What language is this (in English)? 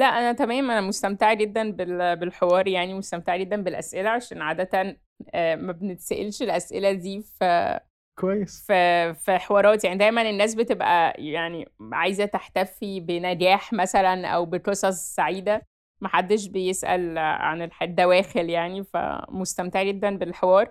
Arabic